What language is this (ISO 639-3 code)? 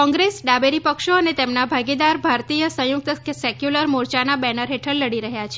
guj